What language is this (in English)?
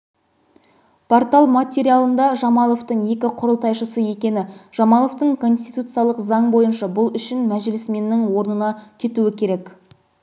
Kazakh